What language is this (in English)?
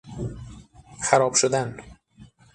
Persian